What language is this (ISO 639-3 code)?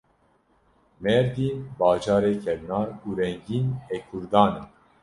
kur